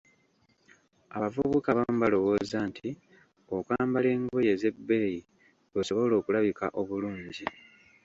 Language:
Ganda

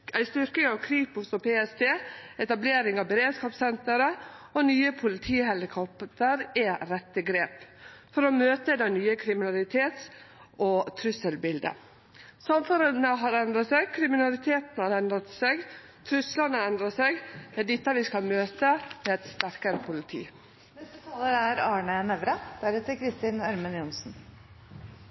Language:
Norwegian Nynorsk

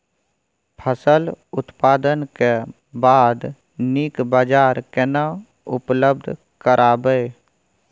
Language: Maithili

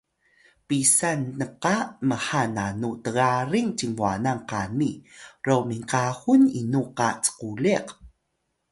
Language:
Atayal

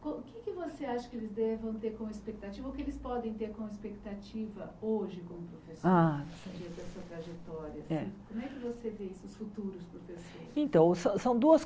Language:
Portuguese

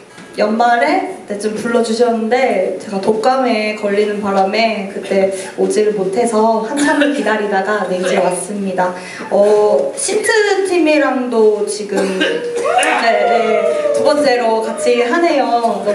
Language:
Korean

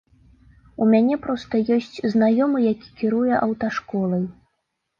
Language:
Belarusian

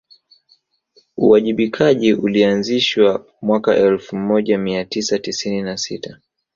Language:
Swahili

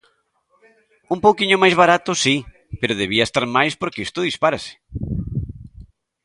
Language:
Galician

